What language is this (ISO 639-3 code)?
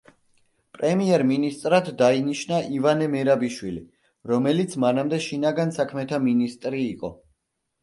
kat